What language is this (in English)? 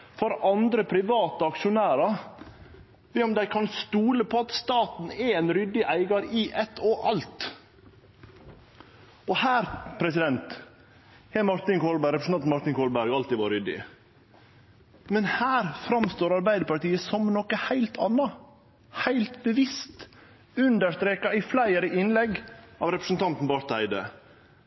Norwegian Nynorsk